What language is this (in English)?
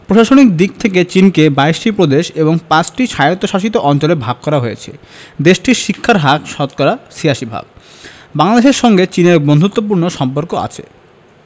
Bangla